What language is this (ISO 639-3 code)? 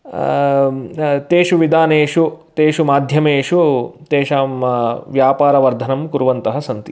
san